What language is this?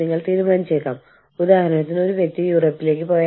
Malayalam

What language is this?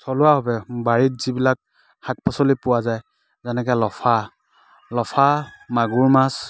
Assamese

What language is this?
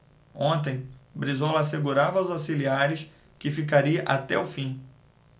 Portuguese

